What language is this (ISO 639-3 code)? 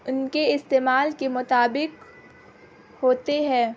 urd